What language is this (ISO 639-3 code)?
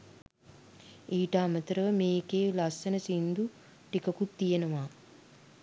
sin